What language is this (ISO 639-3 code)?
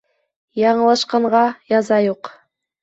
bak